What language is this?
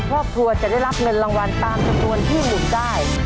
Thai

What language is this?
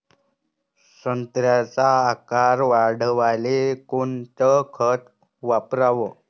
Marathi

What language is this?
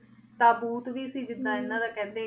Punjabi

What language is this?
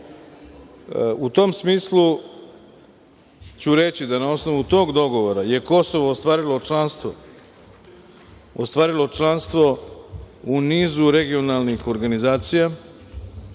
Serbian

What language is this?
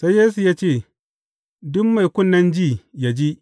Hausa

